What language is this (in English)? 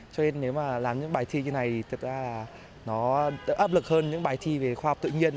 Vietnamese